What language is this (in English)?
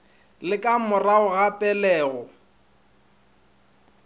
Northern Sotho